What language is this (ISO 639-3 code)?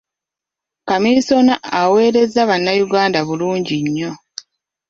lug